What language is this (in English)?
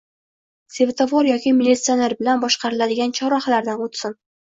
Uzbek